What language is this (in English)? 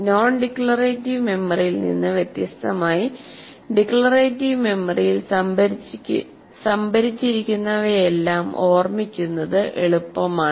Malayalam